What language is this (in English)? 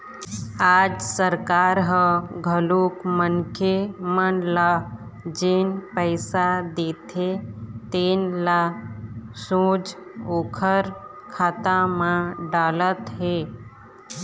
Chhattisgarhi